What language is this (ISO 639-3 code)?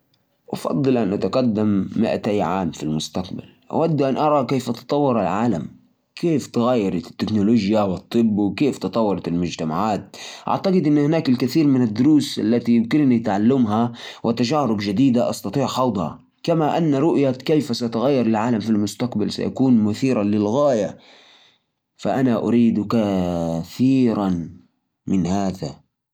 ars